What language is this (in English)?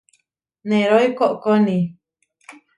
Huarijio